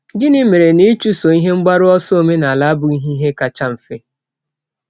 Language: Igbo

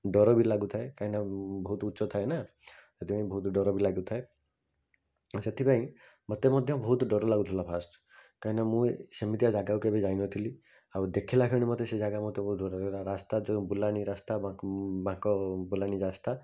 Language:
Odia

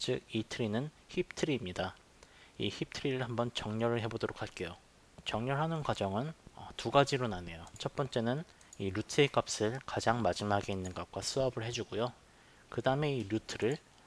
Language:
Korean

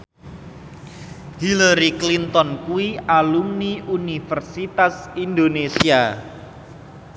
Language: Javanese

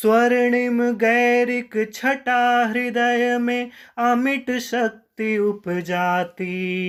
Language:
Hindi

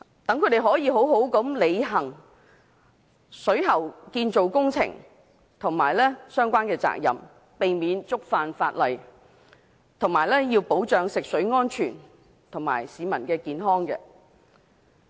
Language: Cantonese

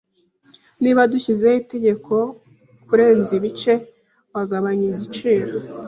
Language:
Kinyarwanda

